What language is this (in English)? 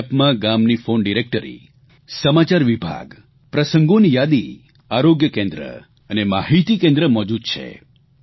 Gujarati